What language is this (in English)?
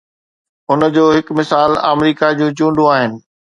Sindhi